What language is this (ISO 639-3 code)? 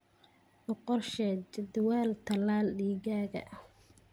som